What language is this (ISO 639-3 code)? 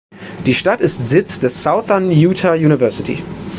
deu